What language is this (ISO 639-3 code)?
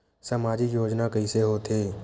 hne